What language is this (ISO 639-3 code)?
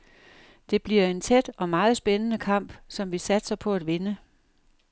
dan